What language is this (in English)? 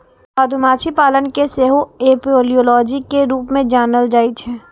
Maithili